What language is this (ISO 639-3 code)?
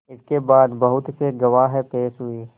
hin